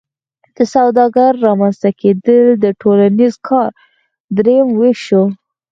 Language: Pashto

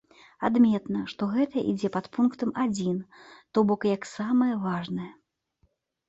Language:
Belarusian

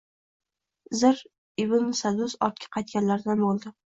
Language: Uzbek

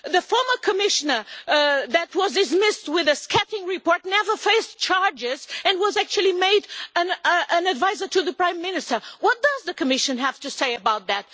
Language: English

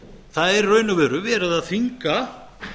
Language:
Icelandic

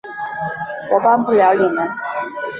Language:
Chinese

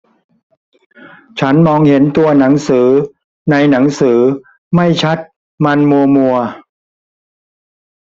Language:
Thai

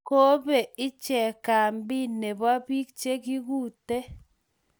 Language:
Kalenjin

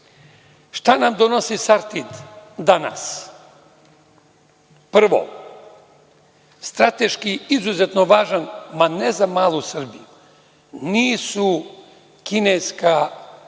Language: Serbian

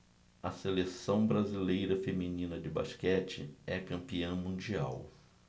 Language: Portuguese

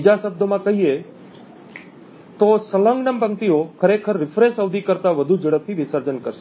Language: Gujarati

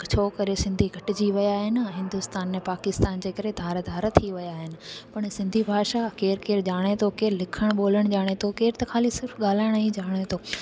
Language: Sindhi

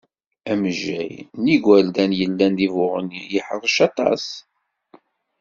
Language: Kabyle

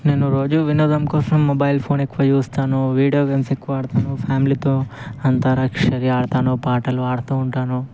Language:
Telugu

